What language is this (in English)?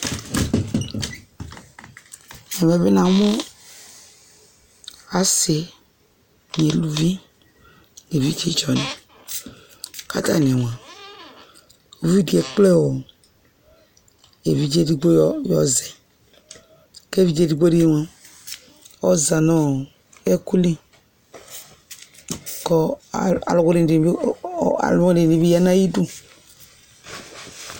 Ikposo